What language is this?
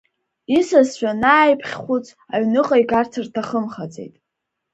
Abkhazian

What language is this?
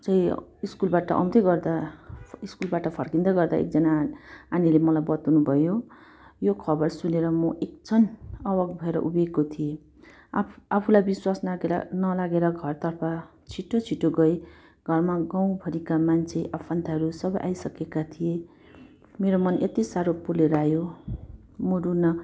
Nepali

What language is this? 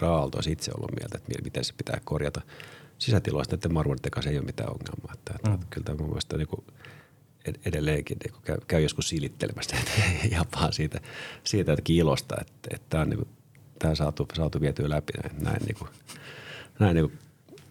Finnish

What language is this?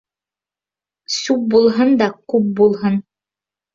Bashkir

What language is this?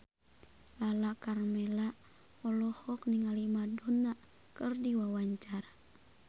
Sundanese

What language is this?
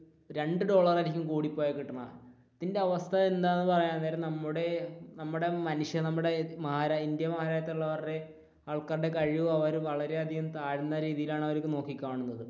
Malayalam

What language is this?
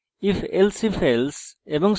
Bangla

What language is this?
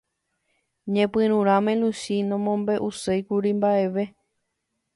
Guarani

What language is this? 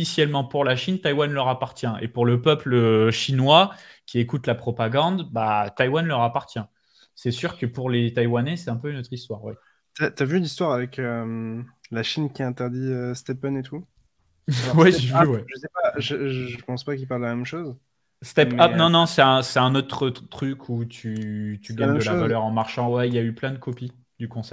French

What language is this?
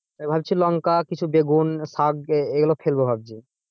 Bangla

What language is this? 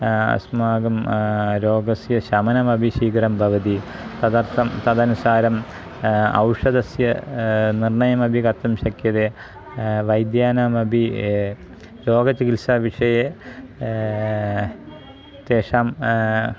Sanskrit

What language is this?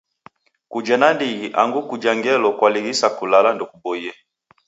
Taita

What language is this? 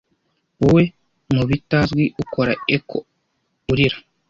Kinyarwanda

